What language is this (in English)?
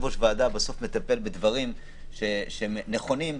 Hebrew